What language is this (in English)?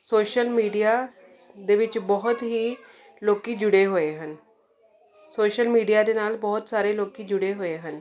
Punjabi